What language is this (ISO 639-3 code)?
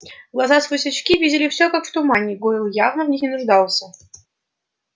rus